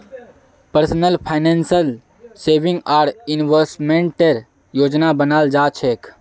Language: Magahi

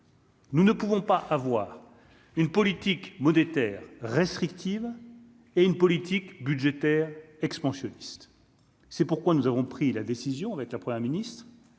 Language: French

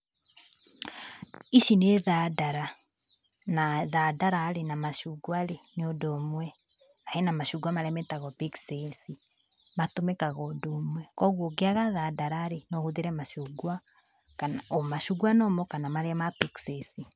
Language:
Kikuyu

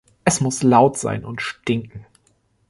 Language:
German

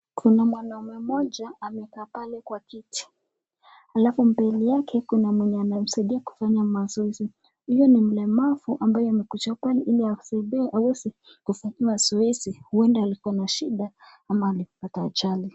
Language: Swahili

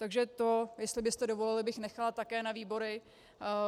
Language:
Czech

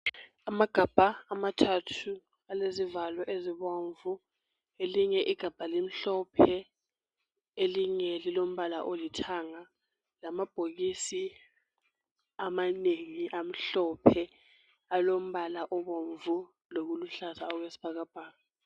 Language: North Ndebele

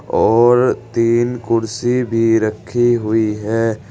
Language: Hindi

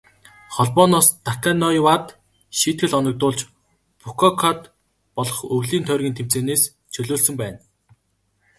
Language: Mongolian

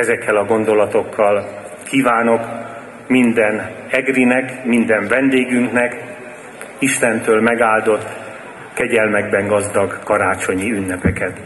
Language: Hungarian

